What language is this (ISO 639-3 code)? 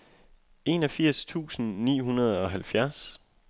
dan